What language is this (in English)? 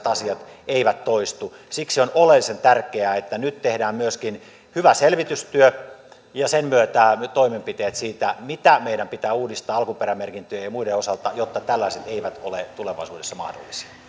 Finnish